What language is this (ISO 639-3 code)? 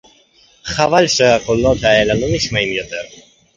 heb